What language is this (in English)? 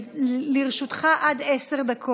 Hebrew